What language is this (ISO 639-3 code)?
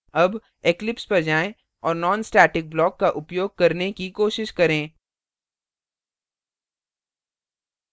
hin